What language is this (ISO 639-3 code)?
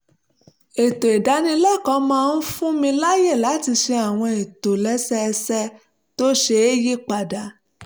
yor